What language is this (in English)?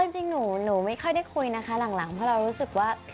Thai